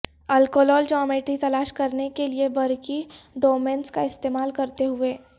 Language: Urdu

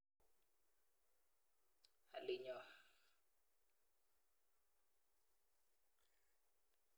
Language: Kalenjin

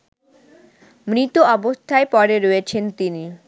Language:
Bangla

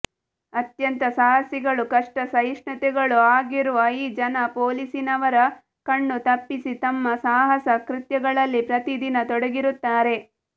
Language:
Kannada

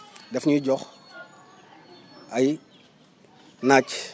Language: Wolof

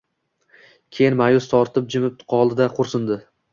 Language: Uzbek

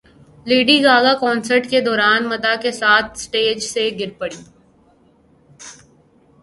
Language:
Urdu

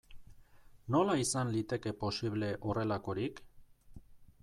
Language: Basque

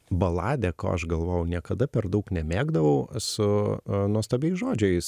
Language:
Lithuanian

